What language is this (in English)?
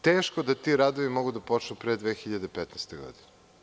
Serbian